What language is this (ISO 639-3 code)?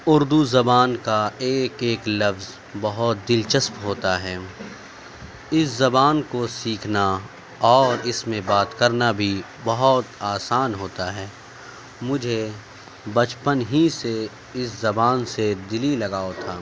urd